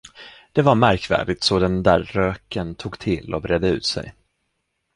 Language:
Swedish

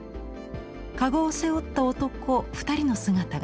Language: Japanese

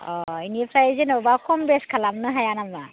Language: Bodo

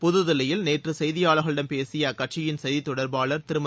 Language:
Tamil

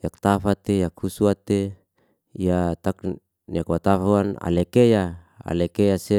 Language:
Liana-Seti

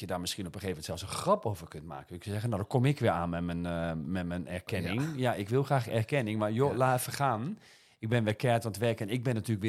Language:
Dutch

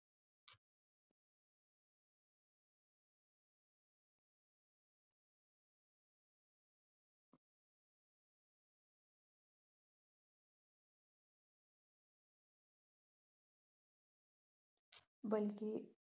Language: Punjabi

